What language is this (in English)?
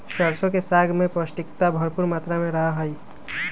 Magahi